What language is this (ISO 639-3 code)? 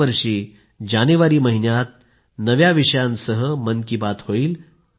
mar